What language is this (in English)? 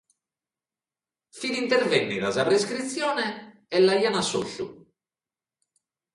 Sardinian